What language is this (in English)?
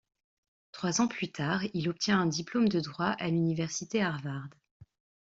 French